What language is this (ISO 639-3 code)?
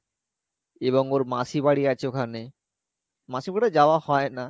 ben